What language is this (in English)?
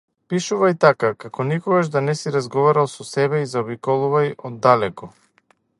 Macedonian